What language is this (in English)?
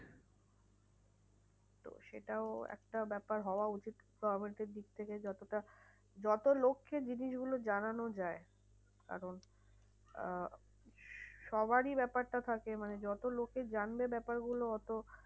Bangla